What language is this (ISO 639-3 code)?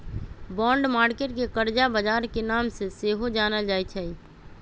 mag